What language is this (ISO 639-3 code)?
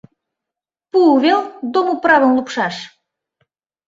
chm